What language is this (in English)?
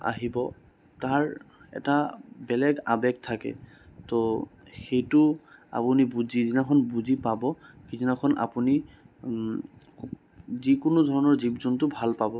Assamese